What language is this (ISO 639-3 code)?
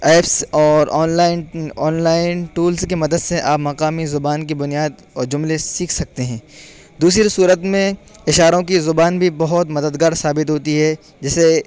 urd